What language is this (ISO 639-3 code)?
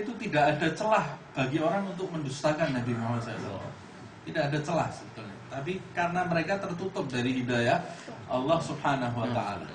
ind